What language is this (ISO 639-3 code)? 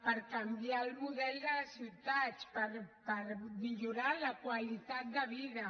cat